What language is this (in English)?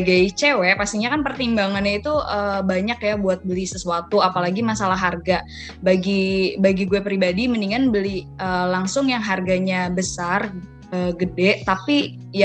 Indonesian